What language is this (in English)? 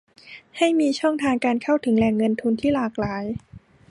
Thai